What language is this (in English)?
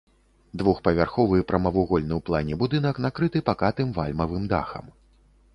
Belarusian